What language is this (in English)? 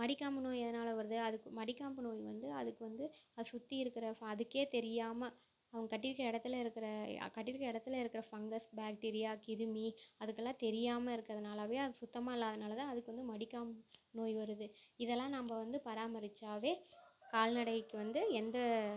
Tamil